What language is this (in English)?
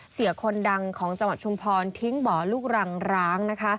Thai